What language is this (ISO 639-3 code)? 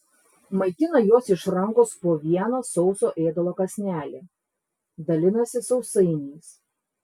lit